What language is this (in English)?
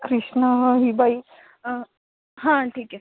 Marathi